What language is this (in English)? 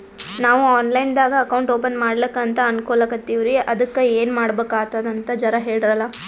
Kannada